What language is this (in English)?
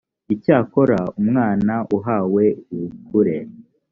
Kinyarwanda